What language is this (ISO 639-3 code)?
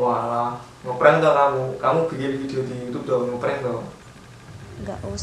ind